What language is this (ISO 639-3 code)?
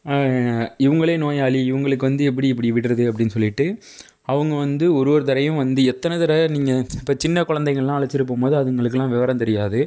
tam